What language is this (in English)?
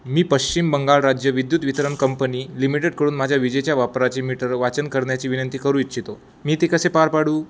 Marathi